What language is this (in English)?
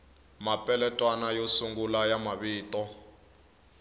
Tsonga